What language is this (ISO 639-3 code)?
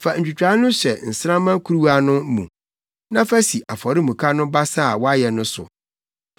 aka